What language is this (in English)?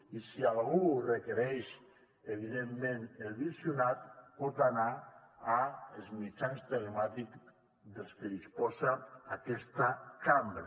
Catalan